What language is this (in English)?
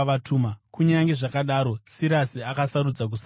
Shona